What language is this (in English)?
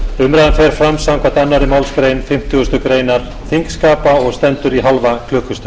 Icelandic